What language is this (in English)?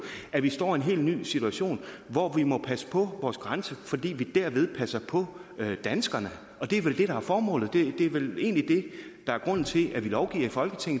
Danish